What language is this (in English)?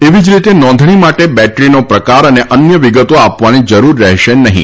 Gujarati